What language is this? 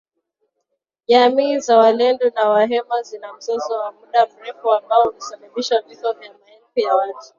Swahili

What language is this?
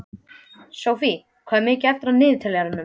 Icelandic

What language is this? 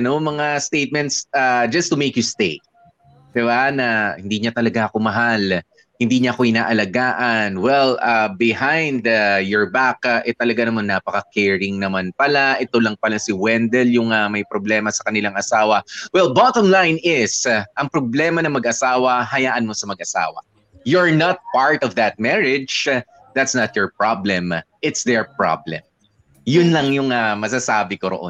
Filipino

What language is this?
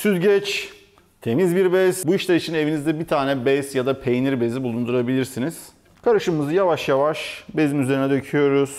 Turkish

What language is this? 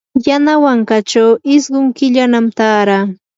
Yanahuanca Pasco Quechua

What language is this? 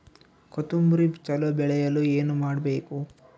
Kannada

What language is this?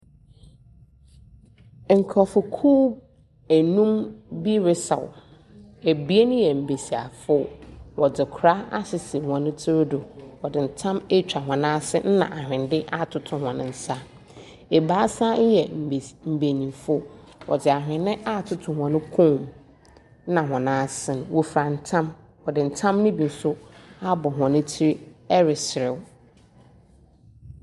Akan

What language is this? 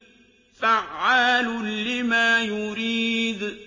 Arabic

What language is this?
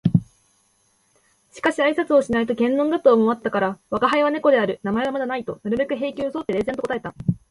Japanese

